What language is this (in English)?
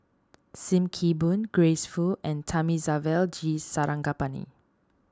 English